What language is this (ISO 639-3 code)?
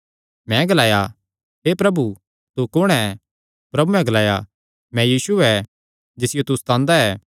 xnr